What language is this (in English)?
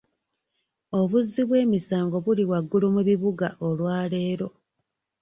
Ganda